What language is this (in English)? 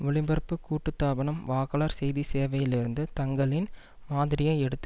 Tamil